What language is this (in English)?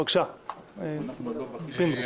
Hebrew